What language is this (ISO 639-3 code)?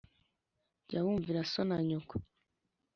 kin